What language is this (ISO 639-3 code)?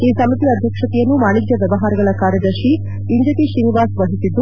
kan